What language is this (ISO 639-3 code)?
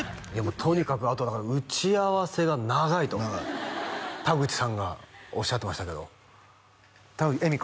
jpn